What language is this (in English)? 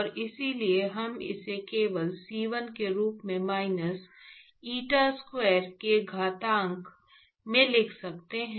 Hindi